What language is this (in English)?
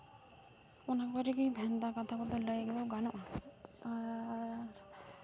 Santali